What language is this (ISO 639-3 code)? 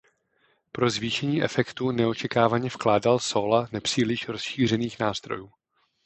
ces